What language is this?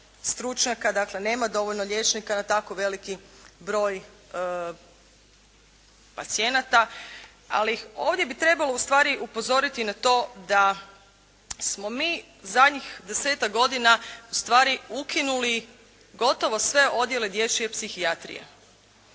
Croatian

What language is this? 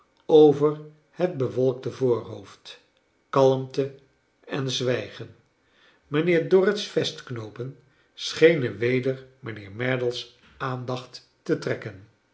Dutch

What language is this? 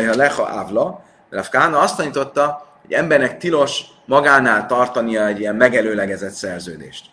Hungarian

